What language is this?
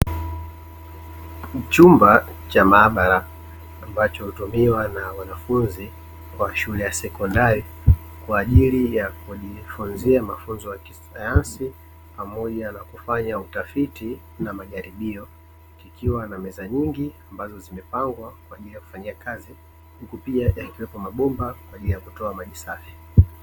Swahili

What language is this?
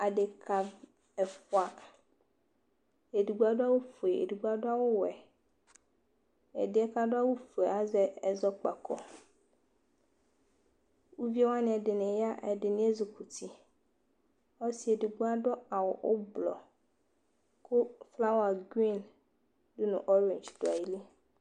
Ikposo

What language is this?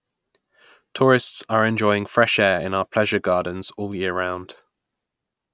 English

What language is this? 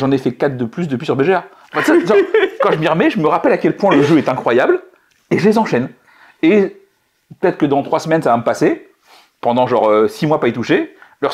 French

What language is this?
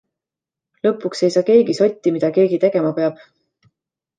Estonian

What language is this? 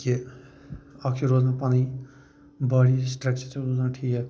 Kashmiri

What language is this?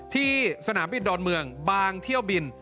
Thai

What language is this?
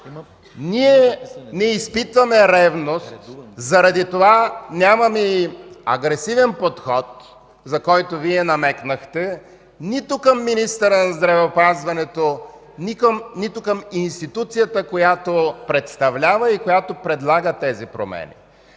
Bulgarian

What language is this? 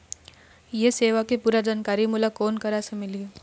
Chhattisgarhi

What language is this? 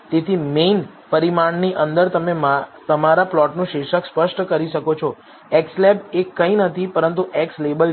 Gujarati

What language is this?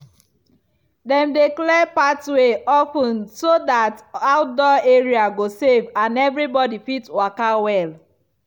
Nigerian Pidgin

